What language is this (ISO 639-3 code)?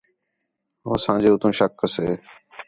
xhe